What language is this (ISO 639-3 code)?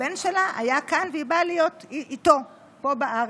heb